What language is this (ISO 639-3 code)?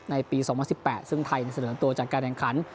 tha